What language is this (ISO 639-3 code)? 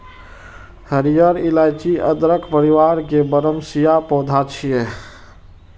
mai